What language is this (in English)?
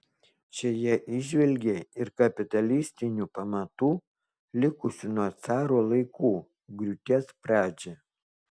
Lithuanian